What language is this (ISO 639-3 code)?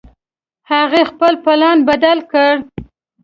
pus